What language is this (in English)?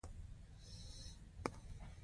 Pashto